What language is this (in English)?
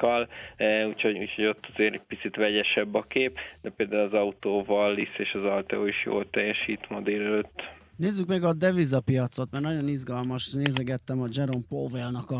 Hungarian